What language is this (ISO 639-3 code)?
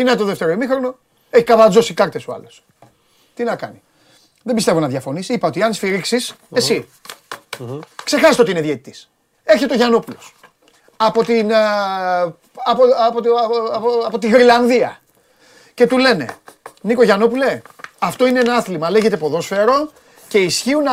ell